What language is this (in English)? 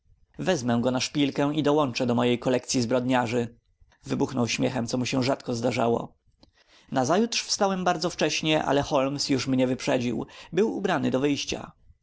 Polish